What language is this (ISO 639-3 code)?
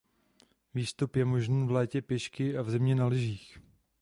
ces